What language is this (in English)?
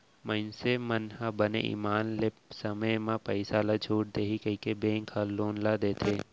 Chhattisgarhi